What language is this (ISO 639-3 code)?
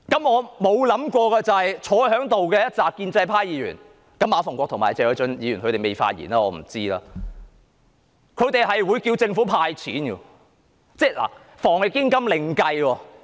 yue